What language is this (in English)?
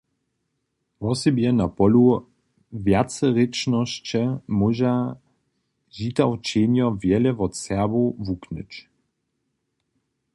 Upper Sorbian